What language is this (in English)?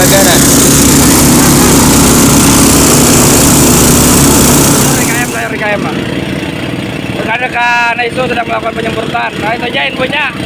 Indonesian